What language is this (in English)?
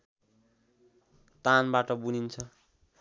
Nepali